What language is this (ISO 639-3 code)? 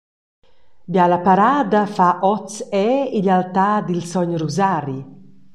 roh